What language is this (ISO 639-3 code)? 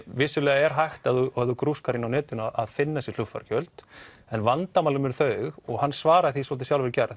isl